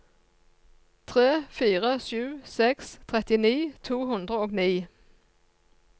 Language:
Norwegian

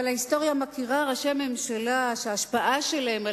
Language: Hebrew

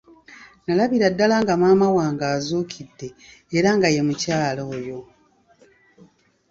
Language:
Ganda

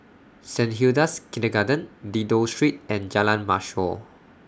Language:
English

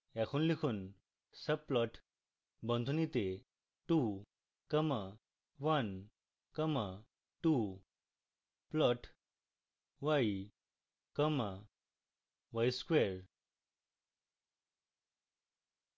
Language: Bangla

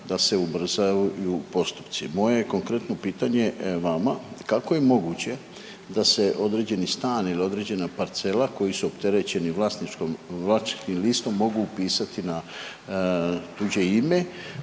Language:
Croatian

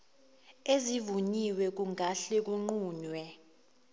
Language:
Zulu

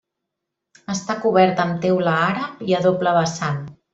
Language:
Catalan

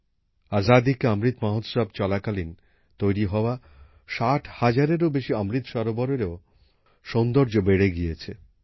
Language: Bangla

